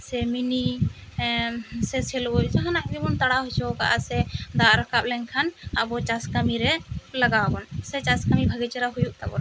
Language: Santali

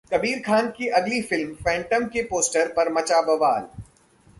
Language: Hindi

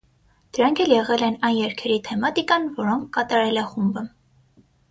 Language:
Armenian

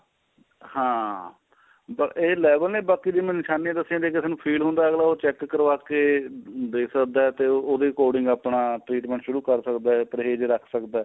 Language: Punjabi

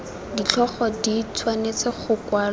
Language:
Tswana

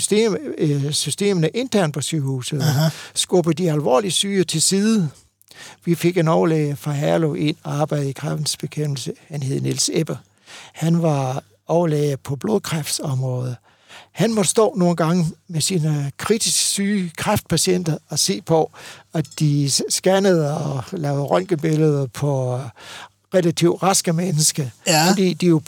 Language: Danish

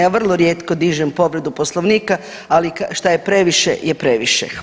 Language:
Croatian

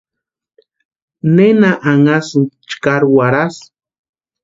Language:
Western Highland Purepecha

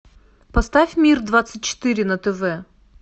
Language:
Russian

